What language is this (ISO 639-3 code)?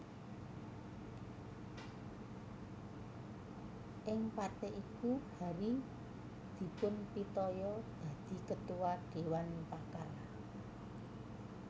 jav